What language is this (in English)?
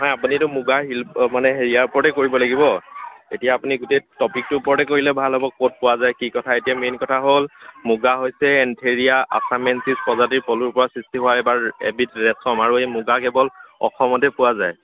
Assamese